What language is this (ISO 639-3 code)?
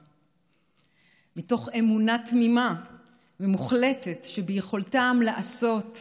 heb